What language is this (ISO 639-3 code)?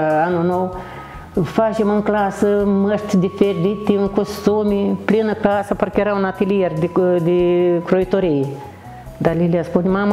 ron